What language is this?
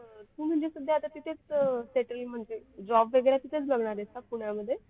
Marathi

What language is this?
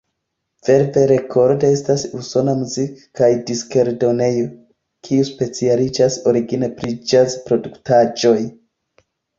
Esperanto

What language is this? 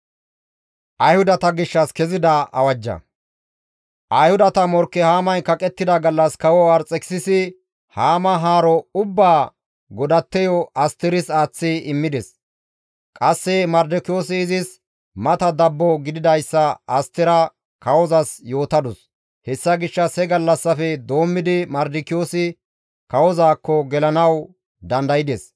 Gamo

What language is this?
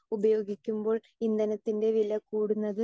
Malayalam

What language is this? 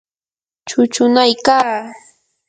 Yanahuanca Pasco Quechua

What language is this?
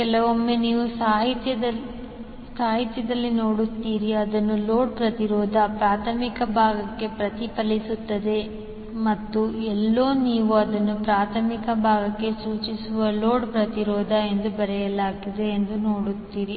Kannada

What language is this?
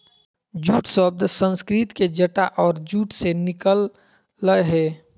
Magahi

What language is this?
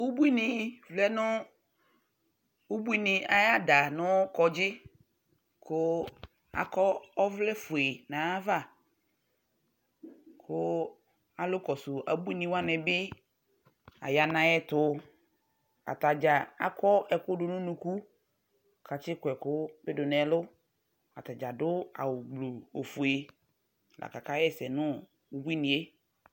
Ikposo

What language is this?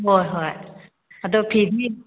Manipuri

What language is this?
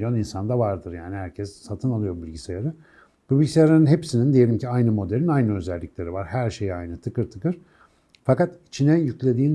Turkish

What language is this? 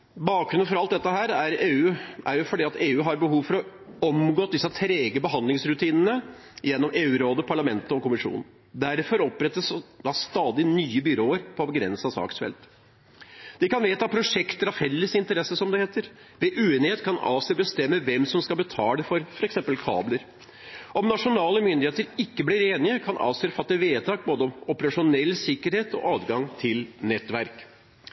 Norwegian Bokmål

